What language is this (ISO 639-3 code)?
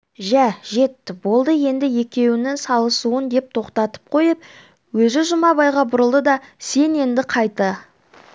kaz